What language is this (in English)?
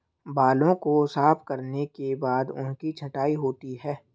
Hindi